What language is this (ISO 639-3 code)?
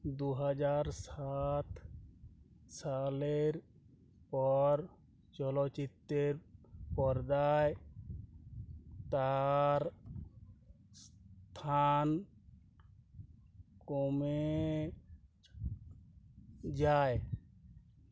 ben